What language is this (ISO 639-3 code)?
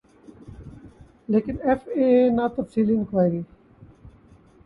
urd